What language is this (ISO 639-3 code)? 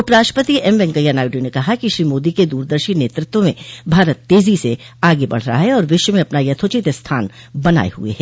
hin